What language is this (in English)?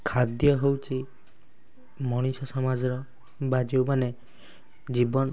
Odia